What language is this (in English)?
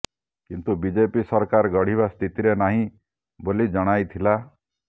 Odia